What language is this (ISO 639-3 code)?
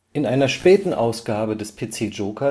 deu